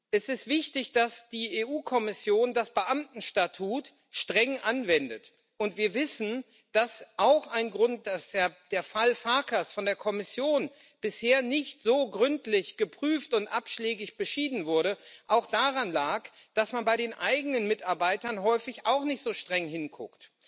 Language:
German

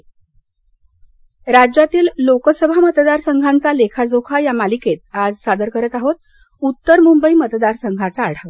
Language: Marathi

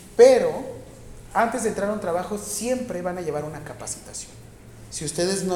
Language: Spanish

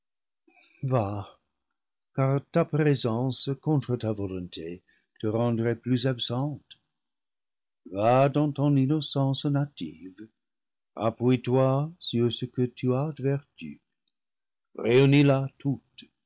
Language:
French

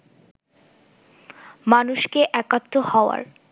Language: Bangla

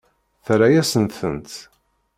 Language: Kabyle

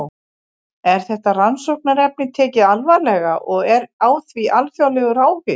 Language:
Icelandic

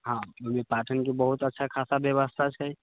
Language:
Maithili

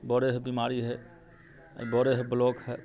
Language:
Maithili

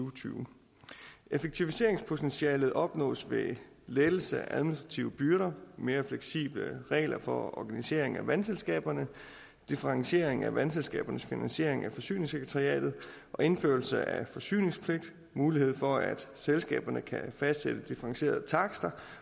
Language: Danish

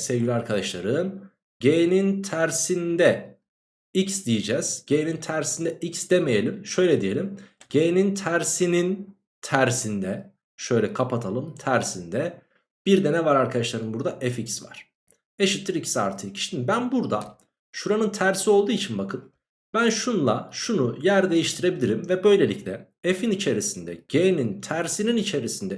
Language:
Turkish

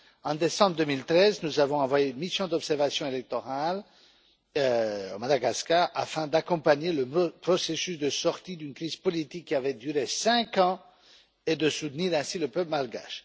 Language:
French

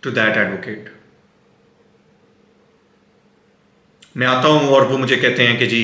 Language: Urdu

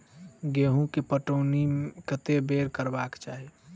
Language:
Maithili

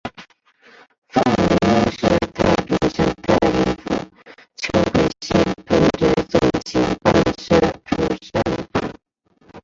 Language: Chinese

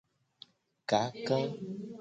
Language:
Gen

